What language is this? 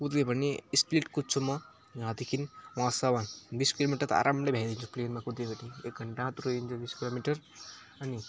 Nepali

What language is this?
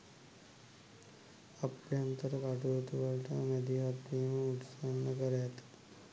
Sinhala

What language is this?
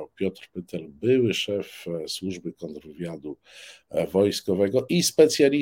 Polish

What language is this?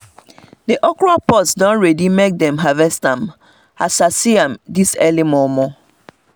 Nigerian Pidgin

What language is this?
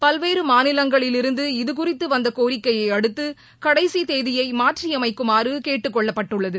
Tamil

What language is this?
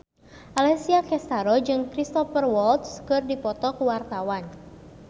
Sundanese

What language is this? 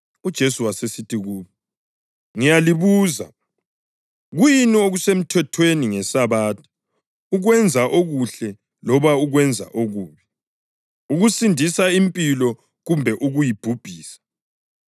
North Ndebele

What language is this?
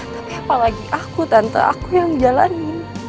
Indonesian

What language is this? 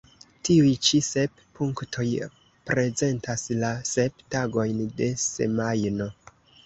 Esperanto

